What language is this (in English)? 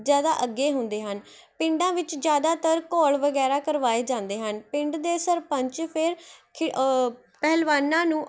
Punjabi